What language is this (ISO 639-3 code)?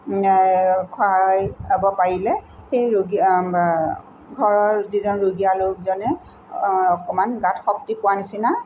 asm